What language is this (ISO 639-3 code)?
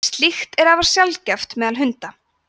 isl